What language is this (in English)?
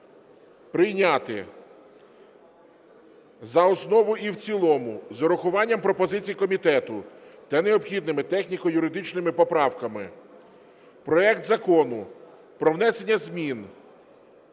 Ukrainian